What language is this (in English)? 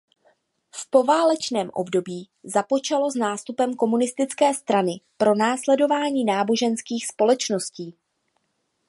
Czech